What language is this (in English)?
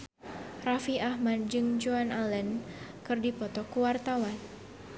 Sundanese